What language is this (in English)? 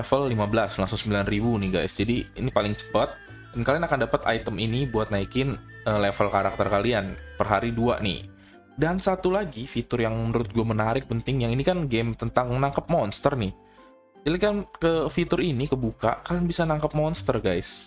Indonesian